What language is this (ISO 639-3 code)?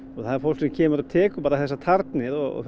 isl